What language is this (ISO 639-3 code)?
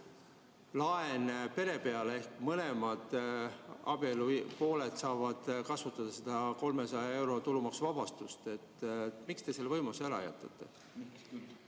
est